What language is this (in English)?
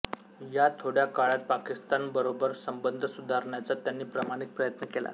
Marathi